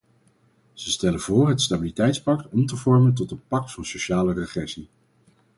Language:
Dutch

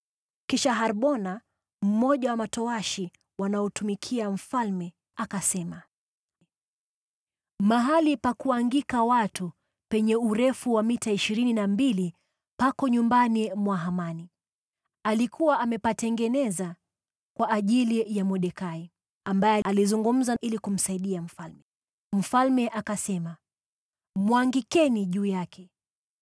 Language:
Swahili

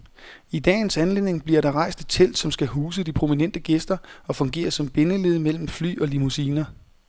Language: Danish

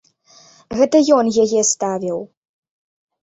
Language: Belarusian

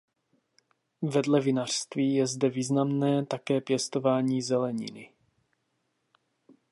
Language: Czech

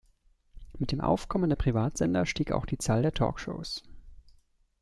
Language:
German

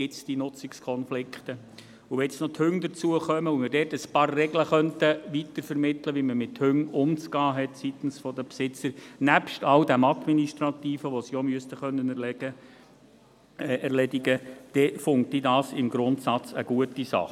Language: Swiss German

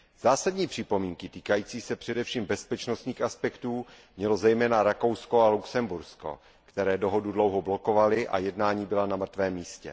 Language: Czech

